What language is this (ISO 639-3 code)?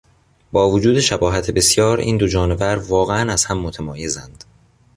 fas